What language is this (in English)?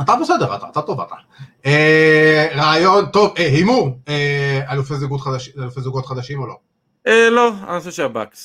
Hebrew